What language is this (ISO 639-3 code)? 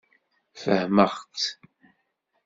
kab